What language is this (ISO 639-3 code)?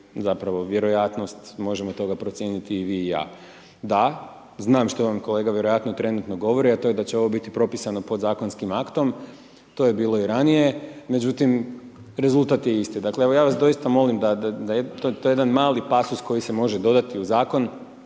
hrv